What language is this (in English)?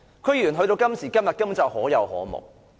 Cantonese